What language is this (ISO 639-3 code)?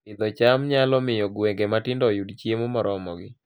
luo